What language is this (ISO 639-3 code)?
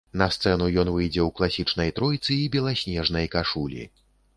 bel